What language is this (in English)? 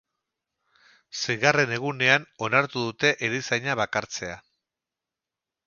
Basque